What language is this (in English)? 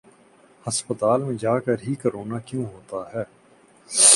Urdu